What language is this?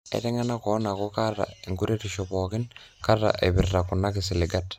Masai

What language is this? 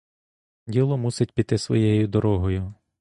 Ukrainian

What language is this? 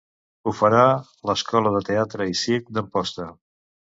Catalan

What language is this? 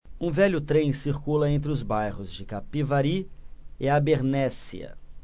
Portuguese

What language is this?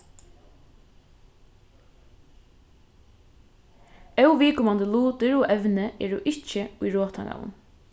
Faroese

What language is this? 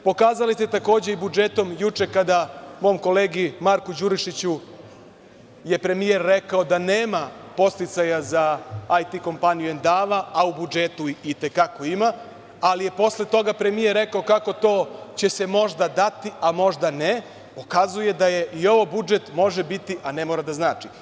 Serbian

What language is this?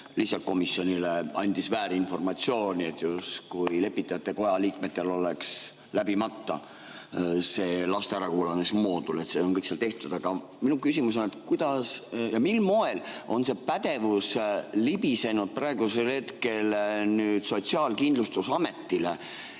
Estonian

